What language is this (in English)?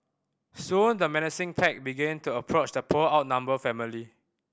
English